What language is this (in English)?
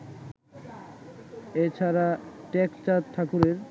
Bangla